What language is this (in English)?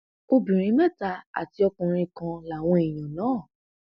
Yoruba